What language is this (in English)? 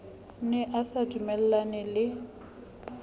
Southern Sotho